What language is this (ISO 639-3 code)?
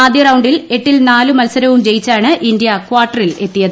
mal